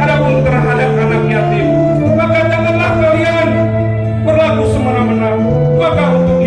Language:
Indonesian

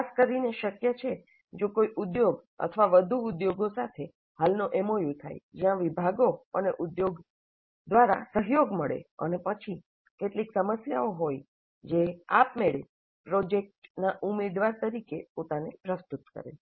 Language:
Gujarati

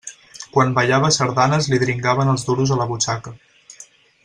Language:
Catalan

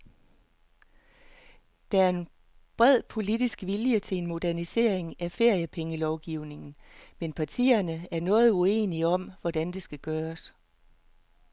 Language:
Danish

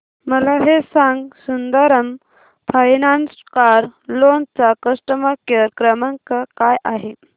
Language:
Marathi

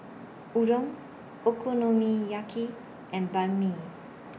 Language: English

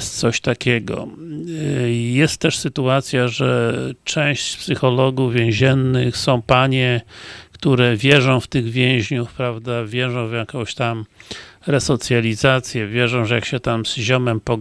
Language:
Polish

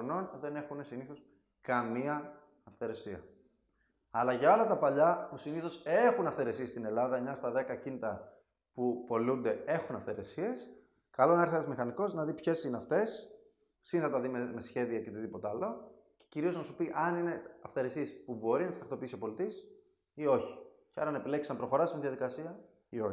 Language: Greek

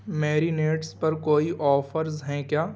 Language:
Urdu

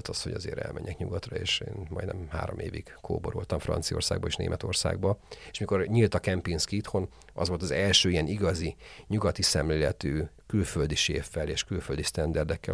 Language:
Hungarian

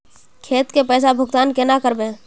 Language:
Magahi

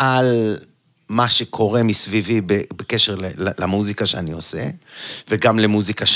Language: Hebrew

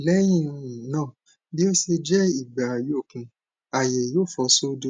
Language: Yoruba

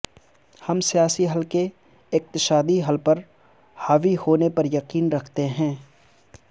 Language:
Urdu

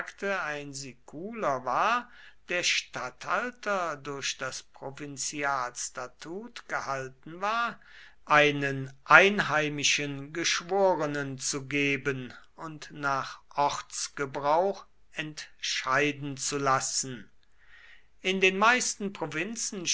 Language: German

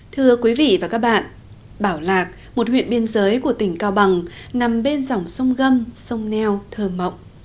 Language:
Vietnamese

